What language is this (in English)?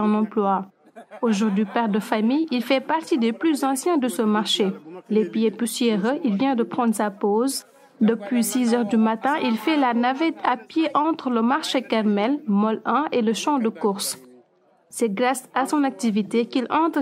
French